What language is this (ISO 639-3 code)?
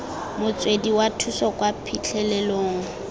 tsn